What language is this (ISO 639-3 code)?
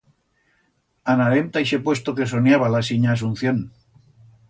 arg